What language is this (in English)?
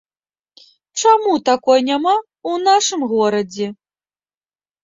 Belarusian